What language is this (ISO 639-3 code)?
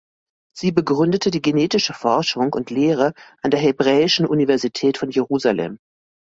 deu